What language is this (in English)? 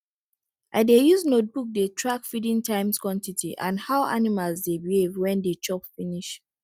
Nigerian Pidgin